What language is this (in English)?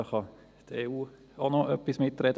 Swiss German